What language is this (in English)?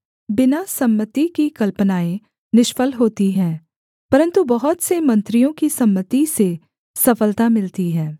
Hindi